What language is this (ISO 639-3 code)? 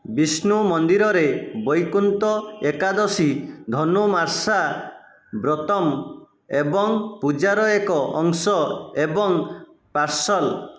ori